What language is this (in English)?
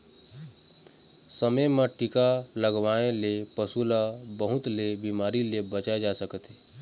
Chhattisgarhi